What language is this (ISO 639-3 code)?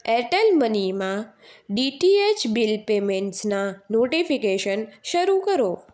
guj